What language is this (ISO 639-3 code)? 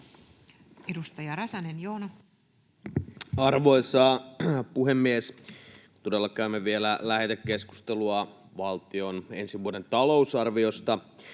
fin